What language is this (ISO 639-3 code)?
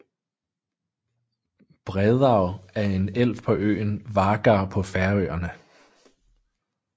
dan